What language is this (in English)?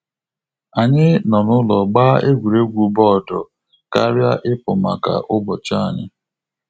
Igbo